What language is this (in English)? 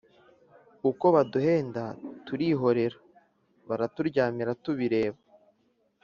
Kinyarwanda